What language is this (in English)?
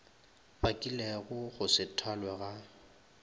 Northern Sotho